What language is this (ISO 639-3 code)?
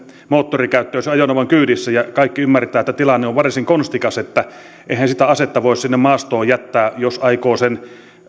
fin